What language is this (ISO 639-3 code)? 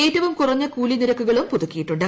mal